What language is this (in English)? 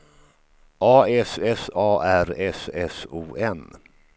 Swedish